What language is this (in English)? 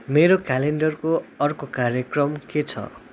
Nepali